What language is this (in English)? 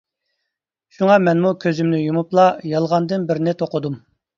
Uyghur